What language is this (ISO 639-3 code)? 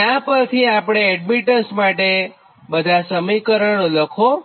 guj